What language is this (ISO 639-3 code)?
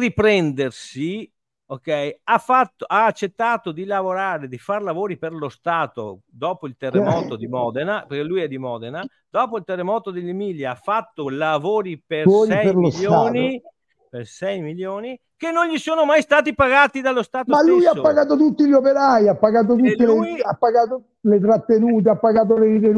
ita